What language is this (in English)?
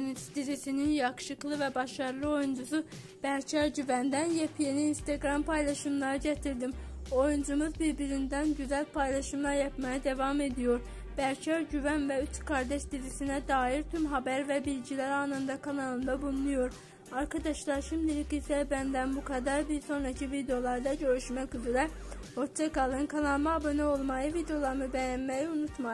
Turkish